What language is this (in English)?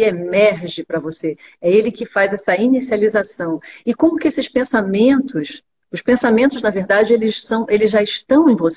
Portuguese